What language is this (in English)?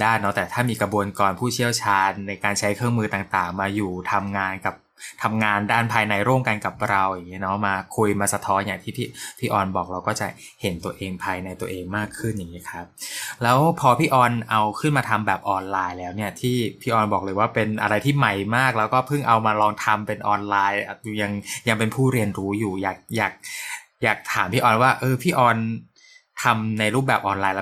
Thai